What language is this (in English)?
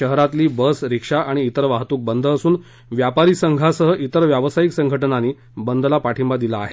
Marathi